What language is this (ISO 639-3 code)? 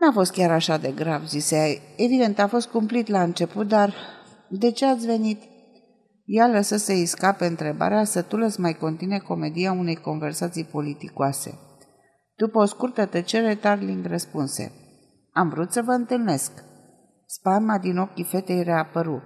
ron